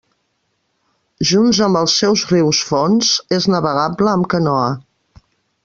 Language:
Catalan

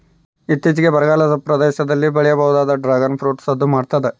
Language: Kannada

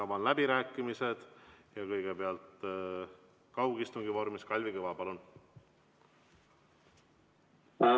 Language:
Estonian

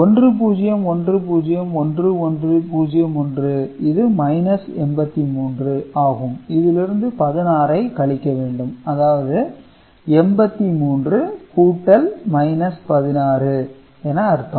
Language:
Tamil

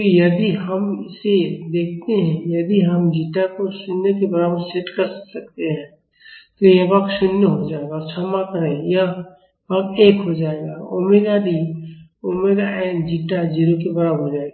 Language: Hindi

